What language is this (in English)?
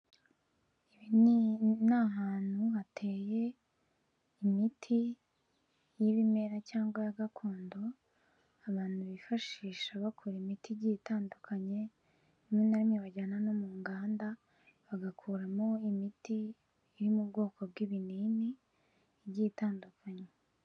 Kinyarwanda